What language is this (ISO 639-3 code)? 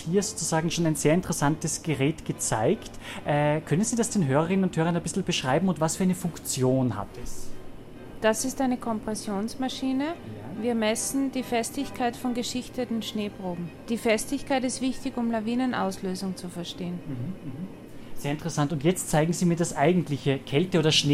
deu